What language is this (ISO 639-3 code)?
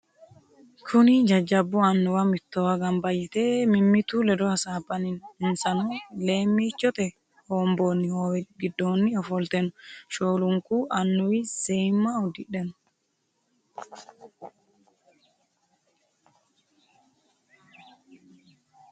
sid